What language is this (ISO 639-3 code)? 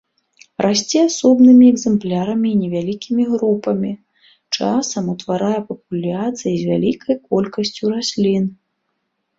bel